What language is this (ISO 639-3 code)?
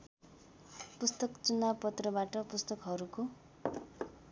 nep